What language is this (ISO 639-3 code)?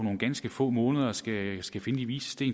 dan